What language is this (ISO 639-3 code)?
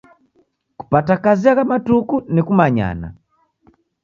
dav